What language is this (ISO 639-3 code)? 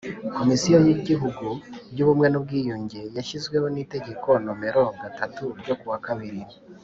kin